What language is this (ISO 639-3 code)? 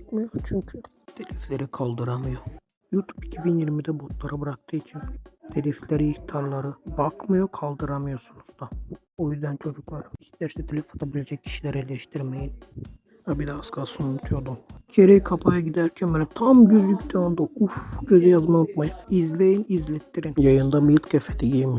tur